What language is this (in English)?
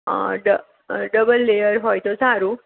Gujarati